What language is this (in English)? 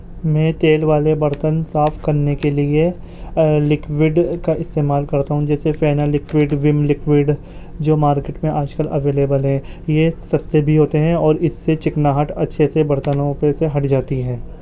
Urdu